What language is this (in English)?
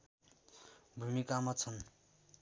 Nepali